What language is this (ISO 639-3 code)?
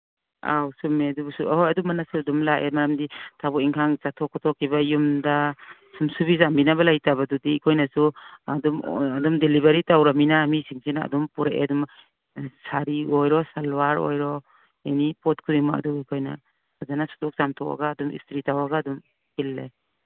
mni